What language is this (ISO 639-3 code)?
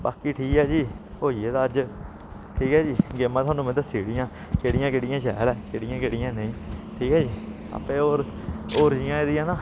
doi